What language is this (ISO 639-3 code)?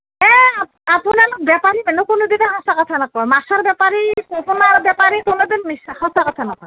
asm